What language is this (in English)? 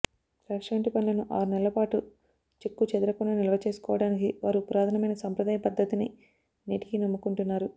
Telugu